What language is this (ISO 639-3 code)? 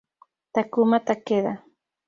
spa